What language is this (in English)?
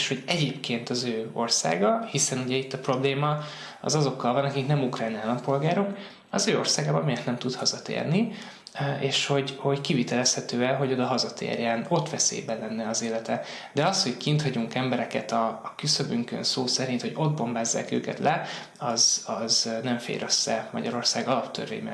Hungarian